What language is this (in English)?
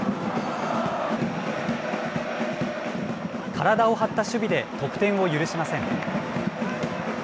Japanese